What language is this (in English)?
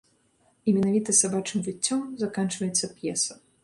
Belarusian